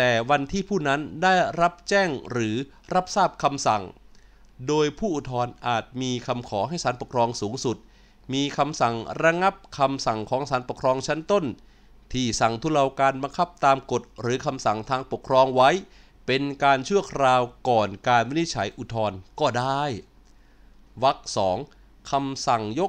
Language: Thai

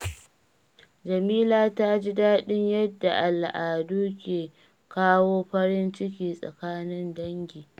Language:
Hausa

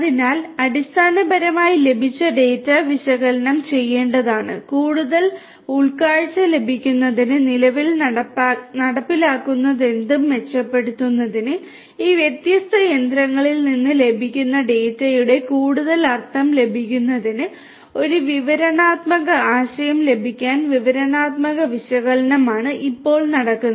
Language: Malayalam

